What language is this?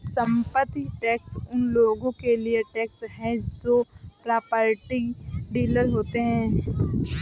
Hindi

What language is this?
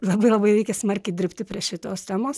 Lithuanian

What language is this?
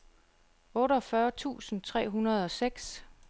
Danish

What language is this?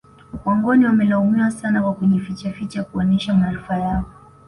Swahili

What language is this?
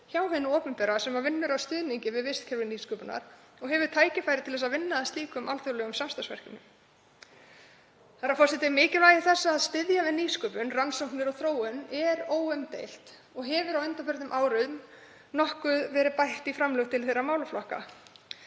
Icelandic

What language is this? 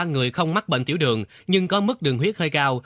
Vietnamese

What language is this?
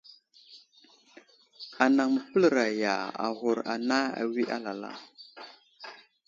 Wuzlam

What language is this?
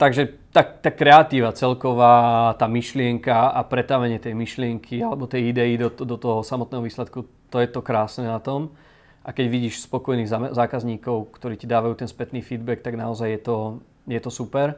Slovak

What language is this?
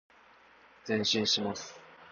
Japanese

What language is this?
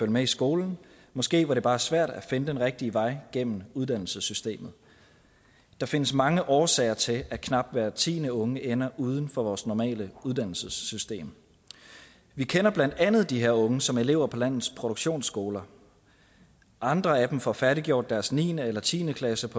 Danish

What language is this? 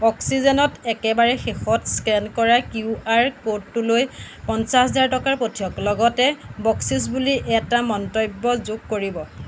Assamese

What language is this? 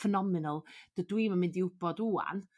Welsh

